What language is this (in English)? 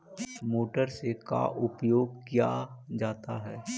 Magahi